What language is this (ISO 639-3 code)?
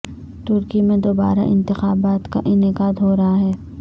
urd